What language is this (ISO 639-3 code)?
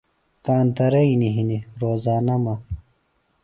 phl